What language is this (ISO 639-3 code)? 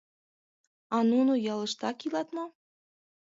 chm